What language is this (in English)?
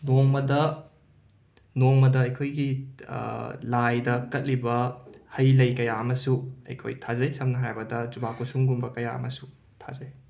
Manipuri